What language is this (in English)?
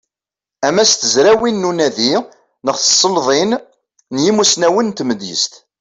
Kabyle